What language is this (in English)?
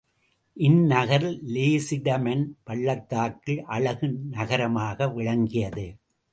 Tamil